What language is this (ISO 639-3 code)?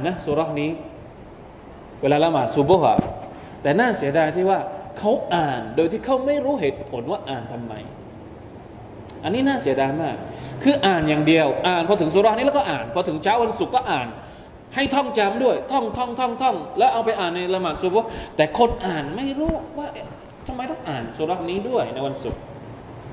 tha